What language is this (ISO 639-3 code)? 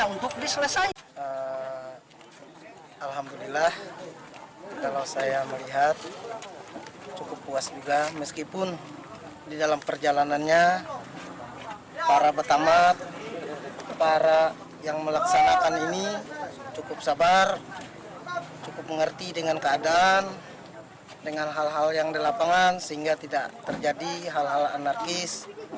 ind